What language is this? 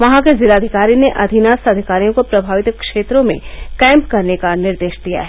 Hindi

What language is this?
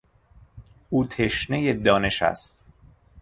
Persian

